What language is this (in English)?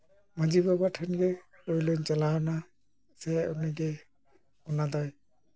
Santali